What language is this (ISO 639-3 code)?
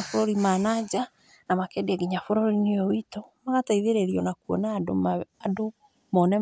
kik